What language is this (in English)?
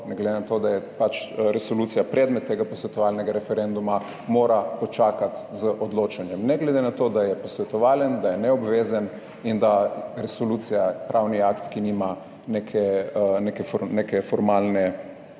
Slovenian